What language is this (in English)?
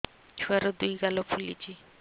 Odia